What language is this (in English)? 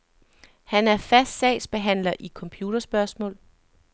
Danish